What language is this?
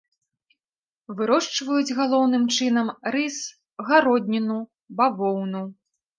Belarusian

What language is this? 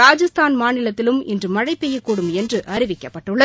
Tamil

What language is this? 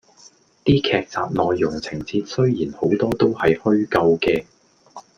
Cantonese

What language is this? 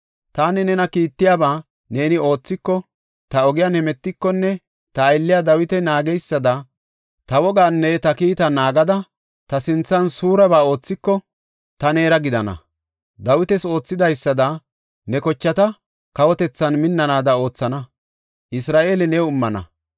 Gofa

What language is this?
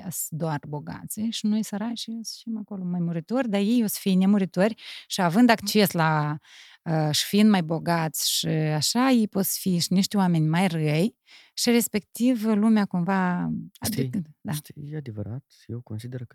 Romanian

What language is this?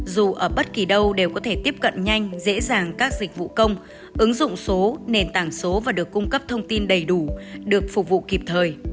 Vietnamese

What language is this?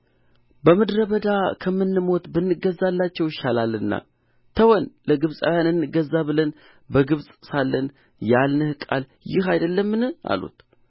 Amharic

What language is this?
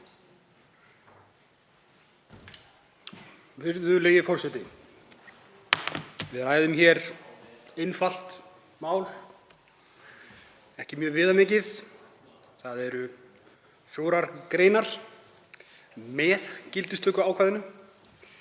Icelandic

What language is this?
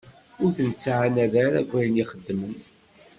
Kabyle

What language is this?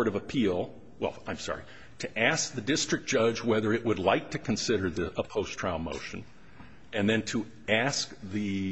English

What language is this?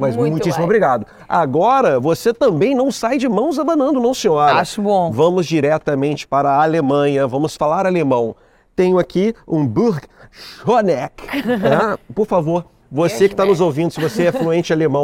Portuguese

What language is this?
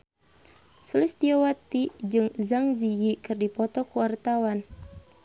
Sundanese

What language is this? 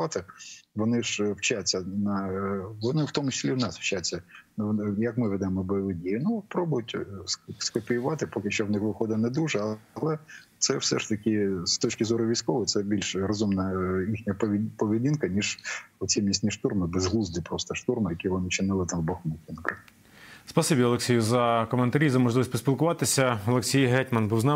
Ukrainian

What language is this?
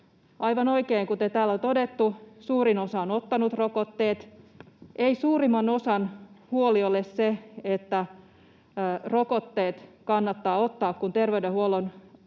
Finnish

